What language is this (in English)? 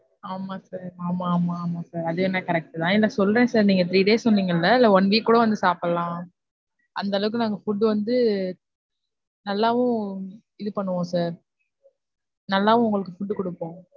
Tamil